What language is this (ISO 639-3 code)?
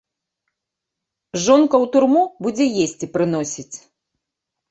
bel